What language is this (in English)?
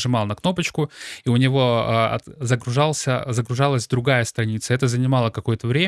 Russian